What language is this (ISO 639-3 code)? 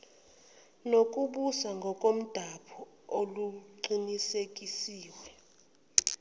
zul